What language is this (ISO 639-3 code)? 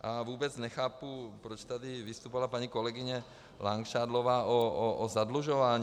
ces